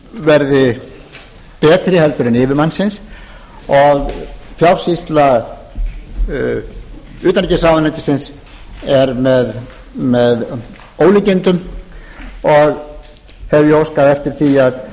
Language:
Icelandic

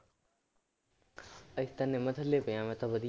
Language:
Punjabi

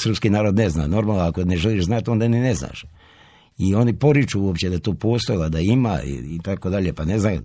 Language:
Croatian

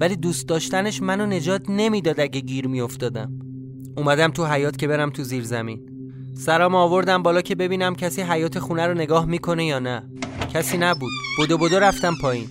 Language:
Persian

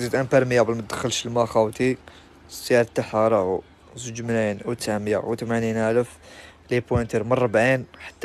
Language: Arabic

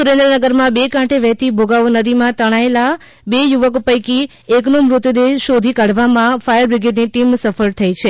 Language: Gujarati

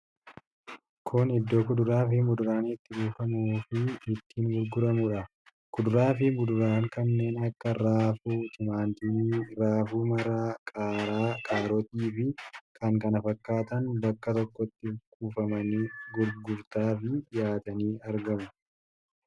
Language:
Oromo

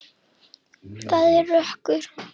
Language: Icelandic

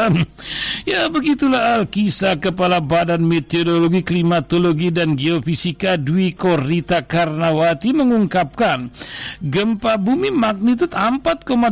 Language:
Indonesian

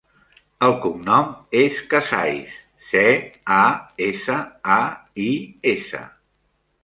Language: Catalan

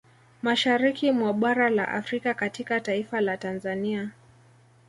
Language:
Swahili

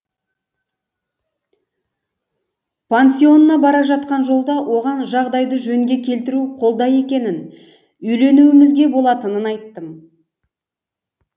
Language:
Kazakh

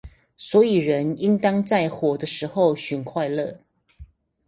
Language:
Chinese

